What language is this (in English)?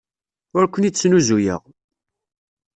Kabyle